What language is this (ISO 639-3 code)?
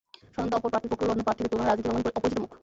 ben